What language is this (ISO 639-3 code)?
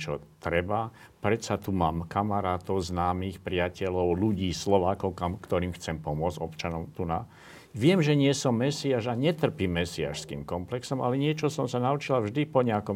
slk